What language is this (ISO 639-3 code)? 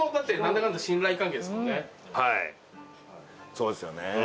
jpn